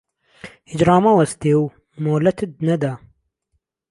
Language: Central Kurdish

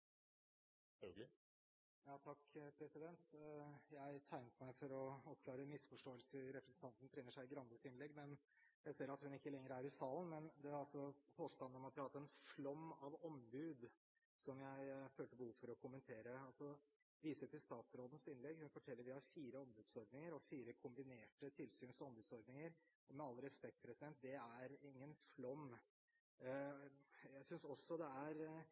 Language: Norwegian Bokmål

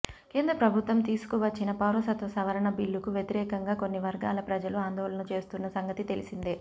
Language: Telugu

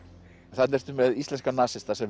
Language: Icelandic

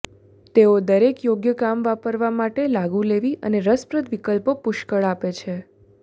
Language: Gujarati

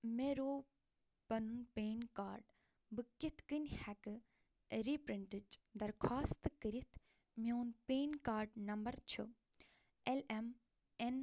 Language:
Kashmiri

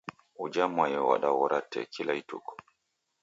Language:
Taita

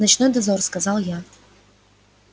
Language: Russian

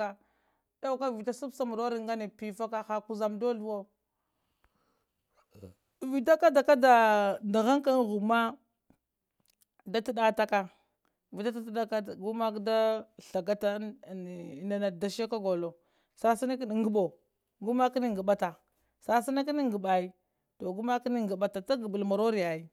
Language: Lamang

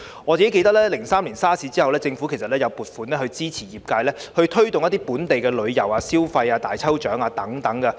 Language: Cantonese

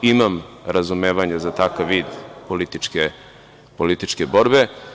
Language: Serbian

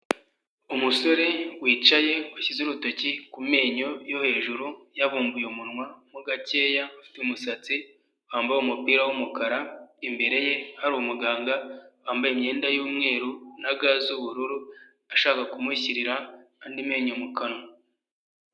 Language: Kinyarwanda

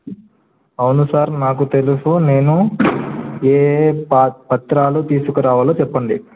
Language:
Telugu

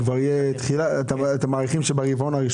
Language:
Hebrew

